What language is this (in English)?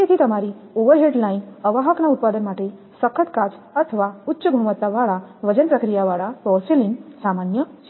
Gujarati